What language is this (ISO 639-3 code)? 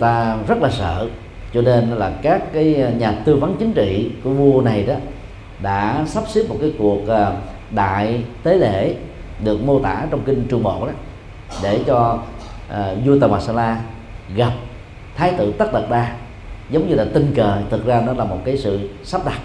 vie